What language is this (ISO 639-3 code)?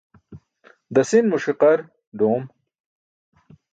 bsk